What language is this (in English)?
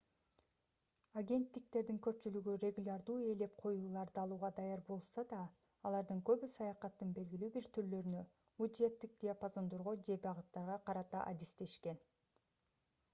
Kyrgyz